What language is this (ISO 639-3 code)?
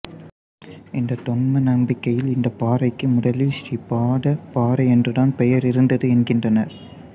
tam